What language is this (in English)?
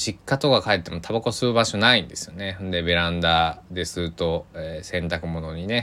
Japanese